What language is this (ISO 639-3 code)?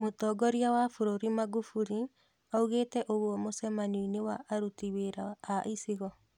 kik